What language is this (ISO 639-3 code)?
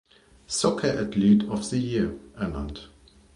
deu